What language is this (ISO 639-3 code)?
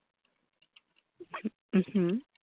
ben